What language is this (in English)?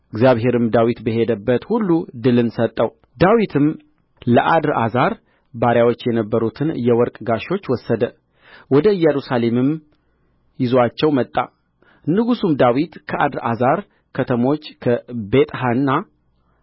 Amharic